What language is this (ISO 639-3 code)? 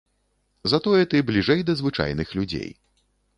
bel